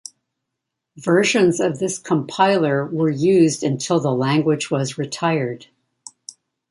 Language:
English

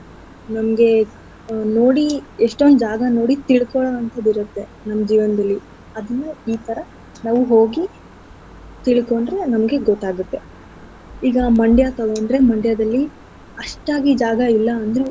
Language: Kannada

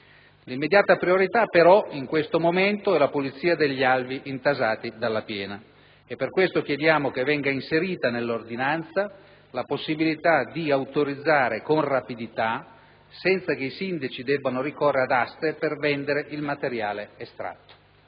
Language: Italian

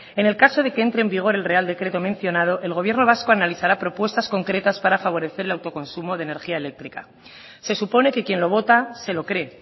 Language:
Spanish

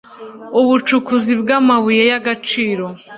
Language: Kinyarwanda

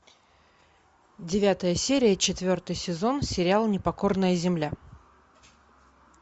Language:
Russian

